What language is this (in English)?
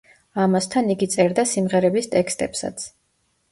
Georgian